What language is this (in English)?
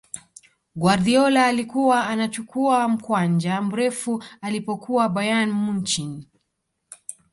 Swahili